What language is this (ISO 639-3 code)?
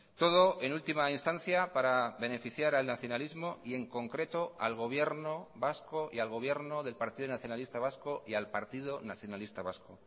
spa